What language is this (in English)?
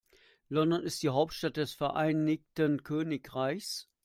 German